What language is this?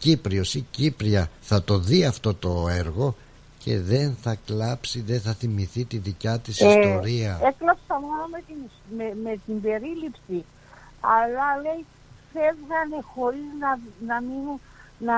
Greek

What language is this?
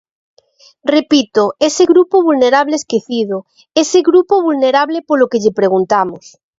Galician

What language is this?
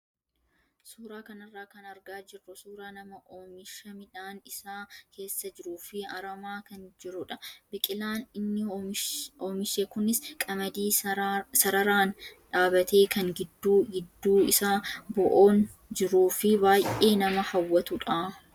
Oromo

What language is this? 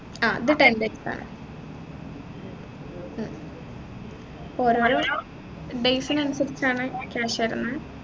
Malayalam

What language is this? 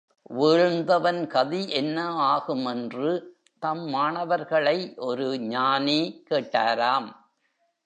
Tamil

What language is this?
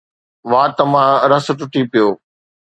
Sindhi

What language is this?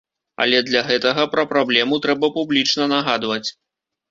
Belarusian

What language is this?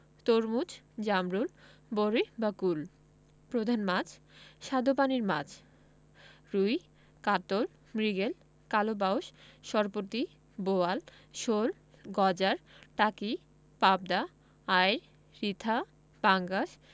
Bangla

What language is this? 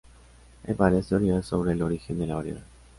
Spanish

